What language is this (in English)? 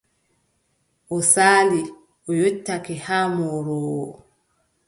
Adamawa Fulfulde